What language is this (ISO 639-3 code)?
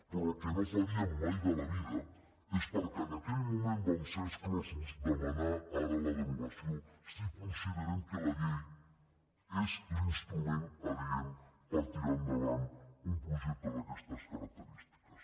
cat